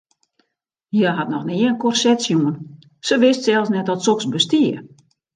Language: Western Frisian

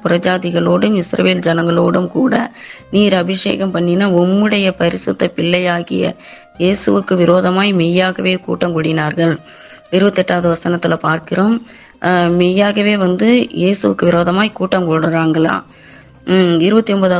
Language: Tamil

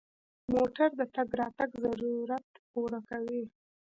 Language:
Pashto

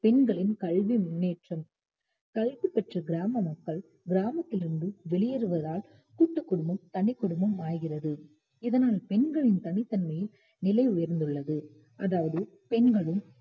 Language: Tamil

